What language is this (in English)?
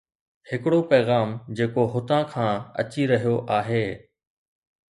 Sindhi